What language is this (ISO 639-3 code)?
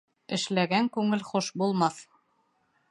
bak